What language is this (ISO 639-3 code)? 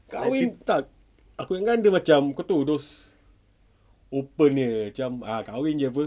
eng